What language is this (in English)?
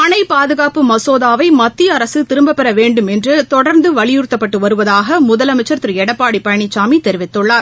Tamil